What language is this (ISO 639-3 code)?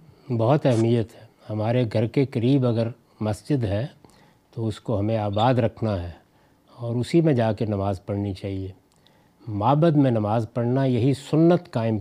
urd